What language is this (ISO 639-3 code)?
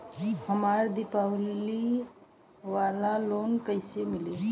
bho